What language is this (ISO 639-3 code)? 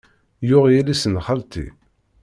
kab